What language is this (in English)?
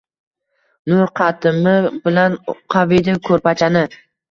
Uzbek